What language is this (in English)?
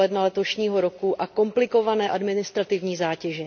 Czech